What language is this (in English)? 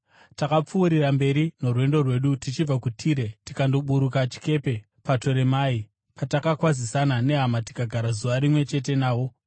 Shona